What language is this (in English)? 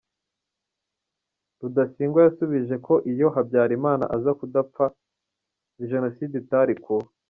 Kinyarwanda